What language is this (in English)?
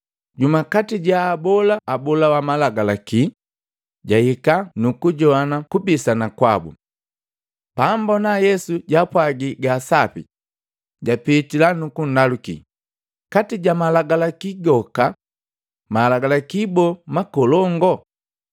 Matengo